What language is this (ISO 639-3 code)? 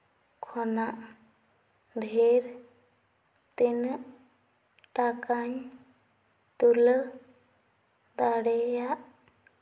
sat